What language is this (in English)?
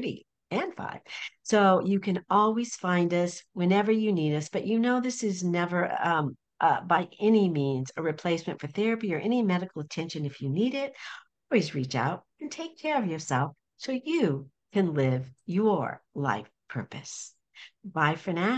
English